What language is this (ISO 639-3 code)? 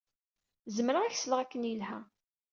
kab